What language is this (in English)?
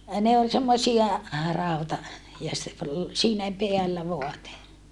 Finnish